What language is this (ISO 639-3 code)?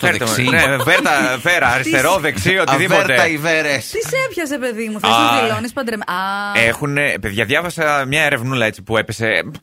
ell